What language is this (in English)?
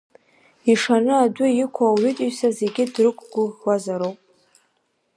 Abkhazian